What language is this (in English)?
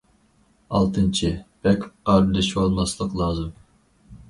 Uyghur